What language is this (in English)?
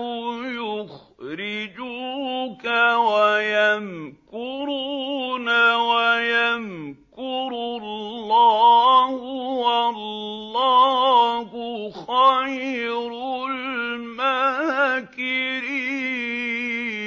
Arabic